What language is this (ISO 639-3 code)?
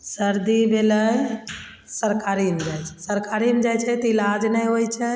mai